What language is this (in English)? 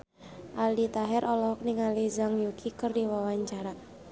Sundanese